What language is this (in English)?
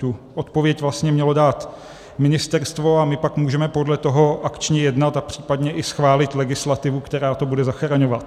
Czech